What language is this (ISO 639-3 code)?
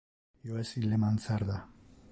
ina